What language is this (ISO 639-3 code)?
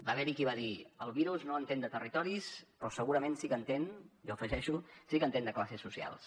cat